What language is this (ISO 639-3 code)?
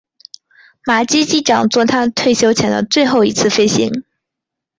zho